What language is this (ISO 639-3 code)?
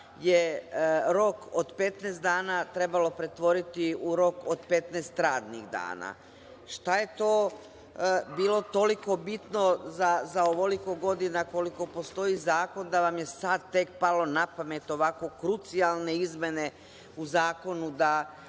srp